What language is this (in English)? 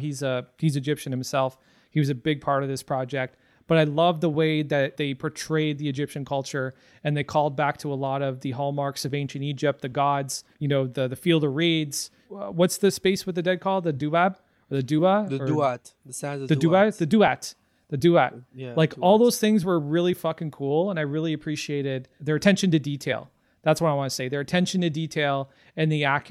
English